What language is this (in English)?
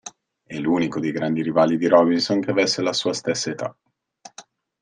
Italian